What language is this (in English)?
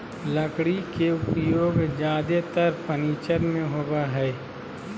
Magahi